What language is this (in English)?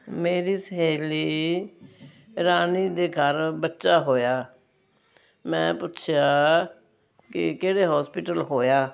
Punjabi